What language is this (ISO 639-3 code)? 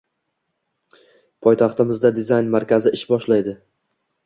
uzb